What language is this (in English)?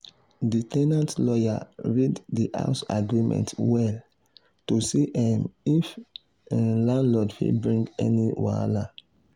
Nigerian Pidgin